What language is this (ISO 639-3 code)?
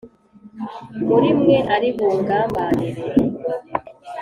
kin